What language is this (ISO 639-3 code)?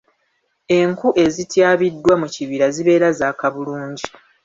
lug